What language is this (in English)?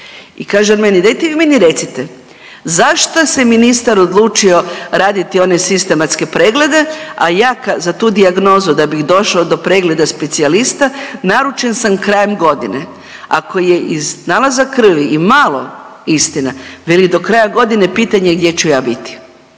Croatian